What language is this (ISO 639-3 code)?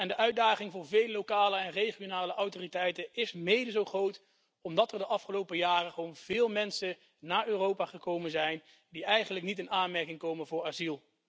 nld